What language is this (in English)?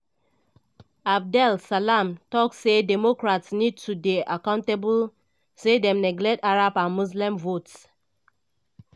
Nigerian Pidgin